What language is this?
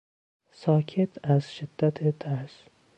Persian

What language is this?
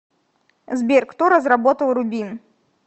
Russian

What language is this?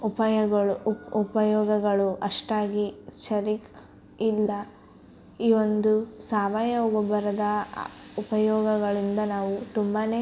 Kannada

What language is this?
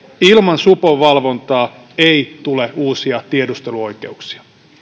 Finnish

